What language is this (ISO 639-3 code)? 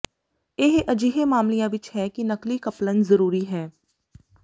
pan